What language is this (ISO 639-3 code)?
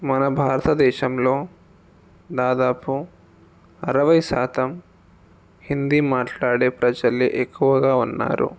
tel